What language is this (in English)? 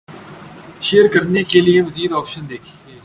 Urdu